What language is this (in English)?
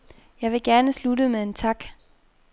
Danish